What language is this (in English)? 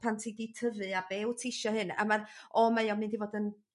Welsh